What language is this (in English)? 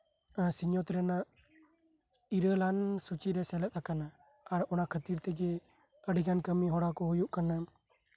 Santali